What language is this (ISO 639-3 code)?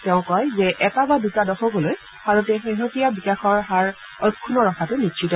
asm